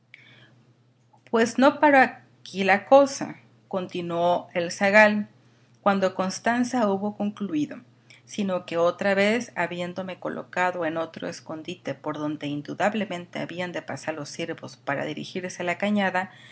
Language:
Spanish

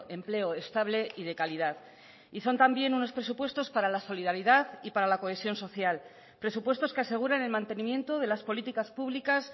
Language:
Spanish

